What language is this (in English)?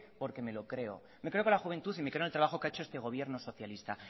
Spanish